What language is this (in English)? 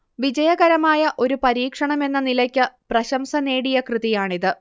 Malayalam